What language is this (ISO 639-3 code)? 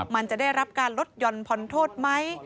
tha